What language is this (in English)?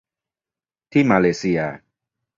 Thai